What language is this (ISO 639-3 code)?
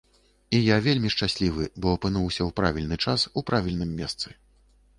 bel